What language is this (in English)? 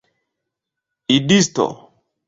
Esperanto